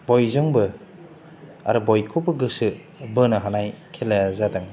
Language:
Bodo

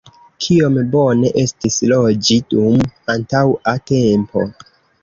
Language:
Esperanto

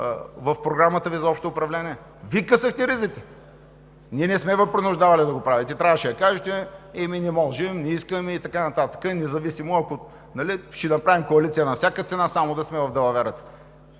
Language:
Bulgarian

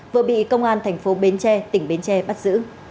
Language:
Vietnamese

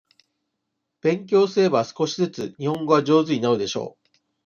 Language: Japanese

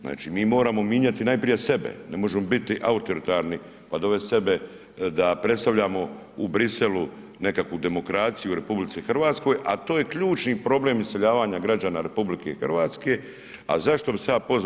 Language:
Croatian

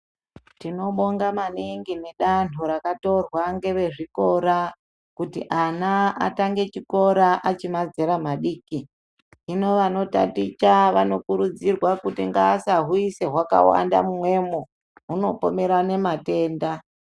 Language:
Ndau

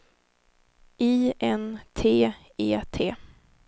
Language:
Swedish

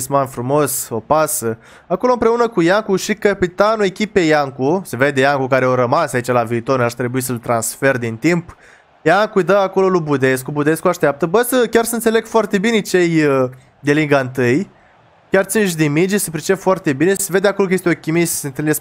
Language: Romanian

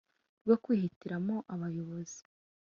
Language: Kinyarwanda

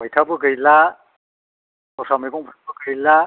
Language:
Bodo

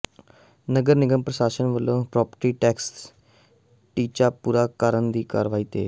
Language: Punjabi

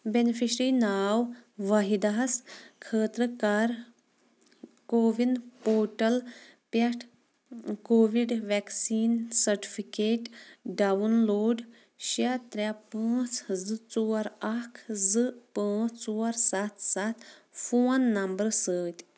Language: Kashmiri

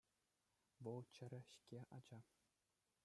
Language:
Chuvash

